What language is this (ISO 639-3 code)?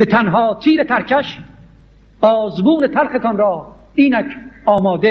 fas